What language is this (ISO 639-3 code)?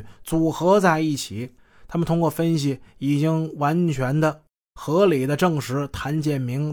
zho